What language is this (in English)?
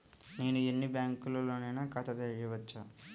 Telugu